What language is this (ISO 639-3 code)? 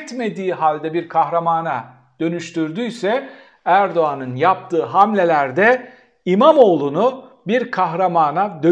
tur